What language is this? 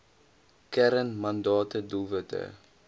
Afrikaans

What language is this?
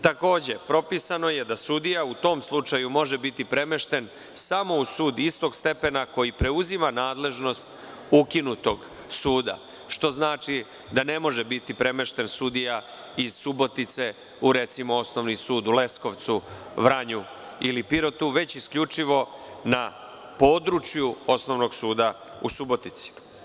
Serbian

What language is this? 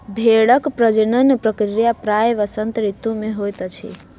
Maithili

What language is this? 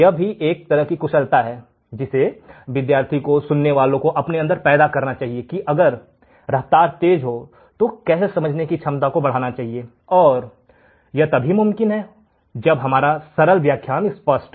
Hindi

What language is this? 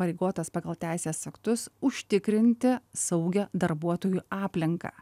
Lithuanian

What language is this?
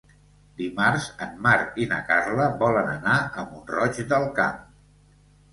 Catalan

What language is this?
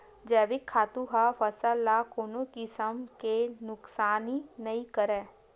Chhattisgarhi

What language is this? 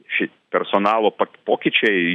Lithuanian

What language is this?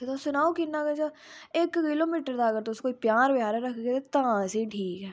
Dogri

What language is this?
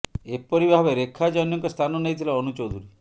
Odia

